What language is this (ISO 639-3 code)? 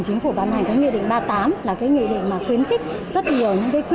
vie